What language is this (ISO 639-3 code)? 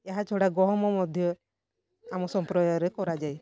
ori